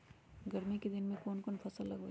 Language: Magahi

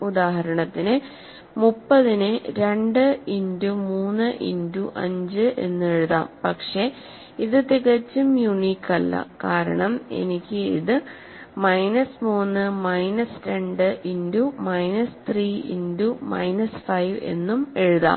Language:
Malayalam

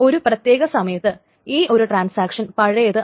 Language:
Malayalam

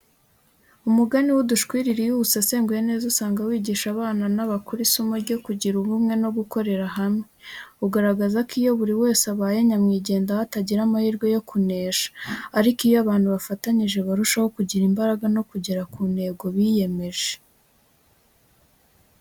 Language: Kinyarwanda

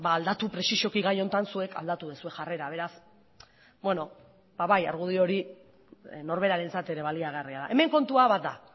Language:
Basque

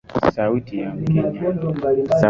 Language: Swahili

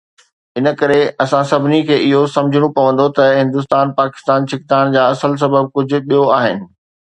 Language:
Sindhi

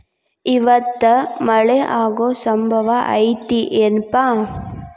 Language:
Kannada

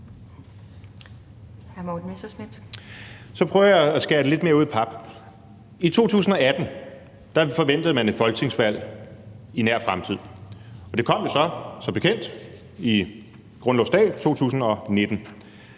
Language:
Danish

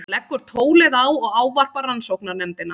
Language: Icelandic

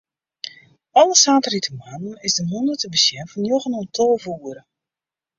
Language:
Western Frisian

